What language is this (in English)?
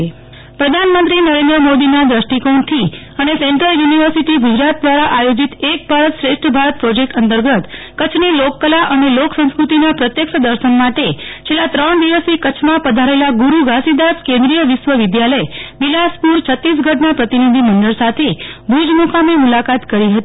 Gujarati